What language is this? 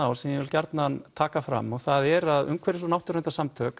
Icelandic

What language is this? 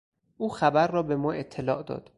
Persian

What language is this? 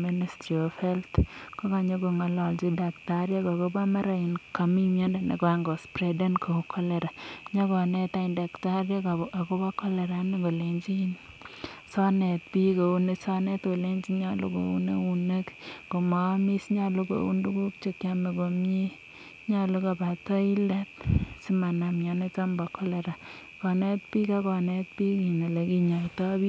Kalenjin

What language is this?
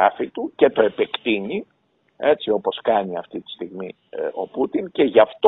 Greek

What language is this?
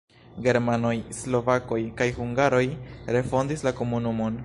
Esperanto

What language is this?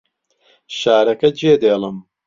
Central Kurdish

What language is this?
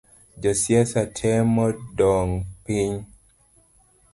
Luo (Kenya and Tanzania)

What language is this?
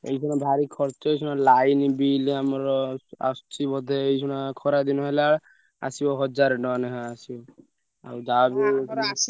Odia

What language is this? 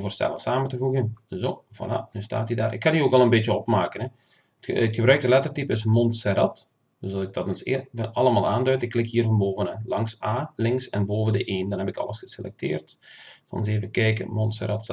Dutch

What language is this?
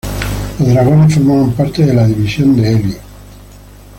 Spanish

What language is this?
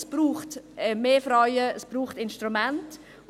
Swiss German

